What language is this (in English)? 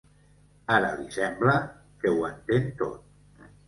Catalan